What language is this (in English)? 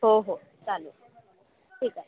Marathi